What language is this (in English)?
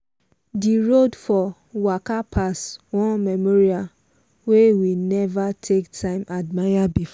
Nigerian Pidgin